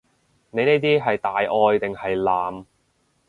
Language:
Cantonese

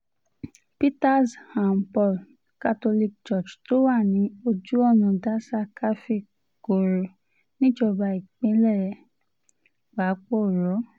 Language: Yoruba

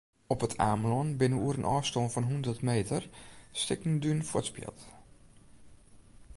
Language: Western Frisian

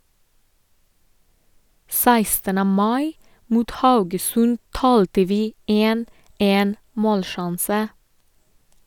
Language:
Norwegian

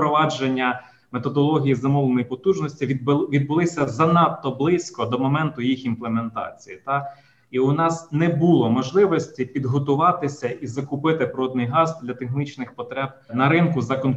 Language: Ukrainian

